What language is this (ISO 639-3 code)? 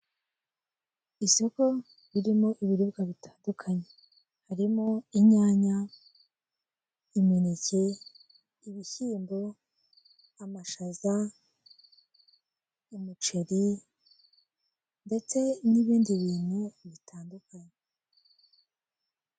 kin